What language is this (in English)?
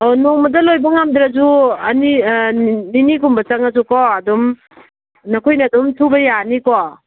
Manipuri